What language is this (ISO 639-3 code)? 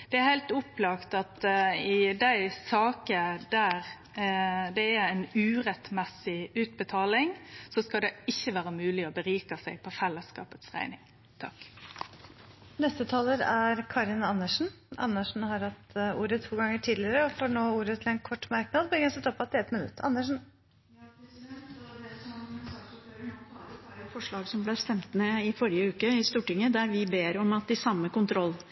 nor